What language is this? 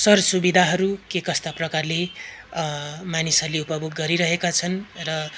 Nepali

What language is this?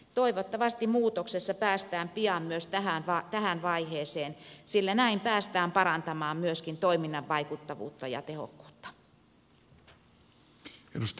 Finnish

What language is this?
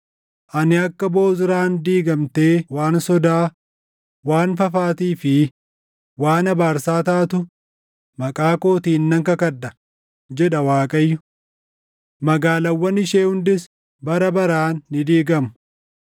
Oromo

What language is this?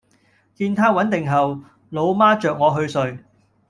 Cantonese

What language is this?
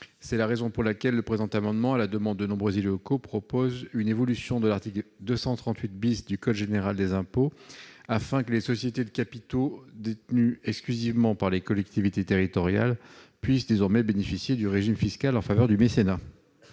French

